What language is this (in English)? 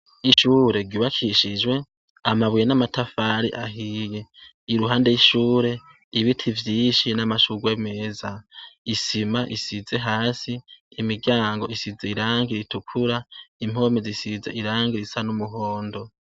Rundi